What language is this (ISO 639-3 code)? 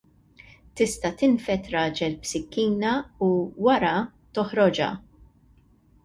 mlt